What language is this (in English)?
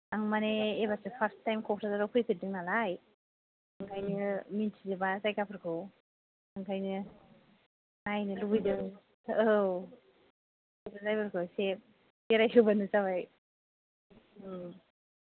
Bodo